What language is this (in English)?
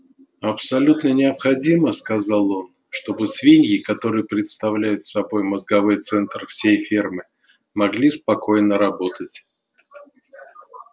Russian